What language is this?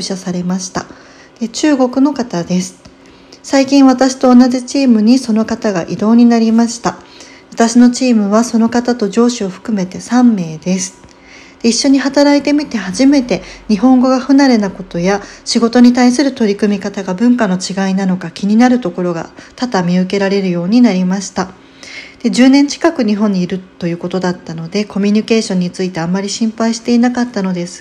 Japanese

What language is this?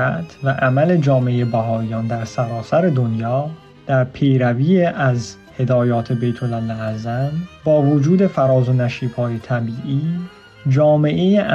Persian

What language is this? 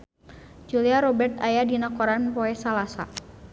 Sundanese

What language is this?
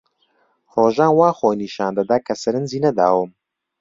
Central Kurdish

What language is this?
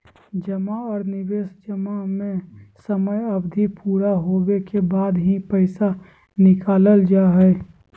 Magahi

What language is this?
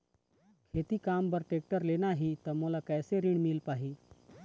Chhattisgarhi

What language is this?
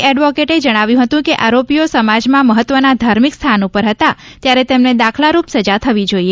Gujarati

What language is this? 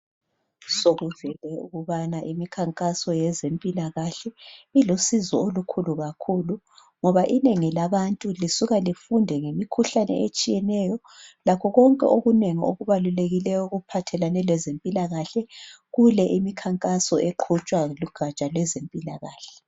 North Ndebele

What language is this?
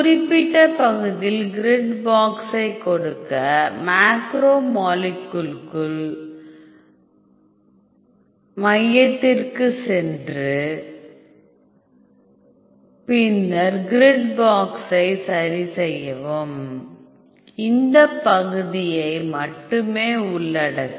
Tamil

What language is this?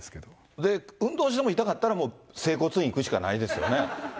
Japanese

